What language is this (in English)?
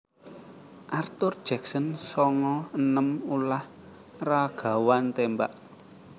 Javanese